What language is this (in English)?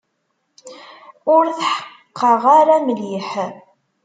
Kabyle